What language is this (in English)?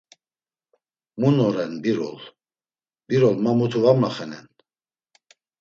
Laz